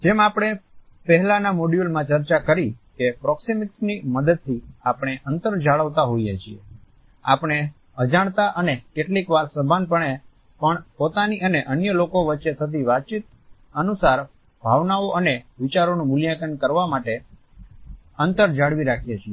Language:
Gujarati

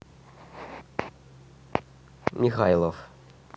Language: Russian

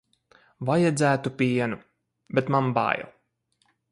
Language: Latvian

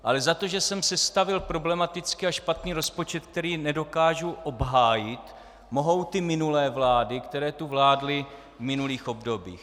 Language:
Czech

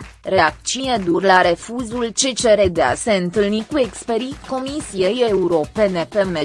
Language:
Romanian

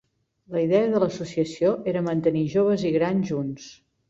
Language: Catalan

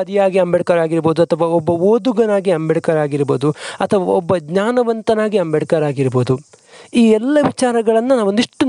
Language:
Kannada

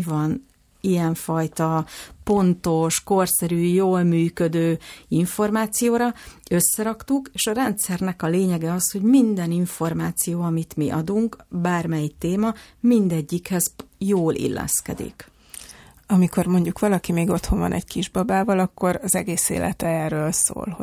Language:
Hungarian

